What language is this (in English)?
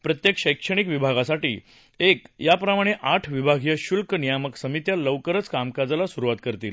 Marathi